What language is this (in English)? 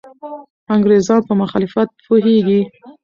Pashto